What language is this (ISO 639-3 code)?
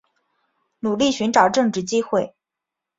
zho